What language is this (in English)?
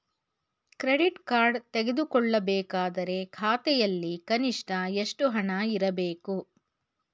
Kannada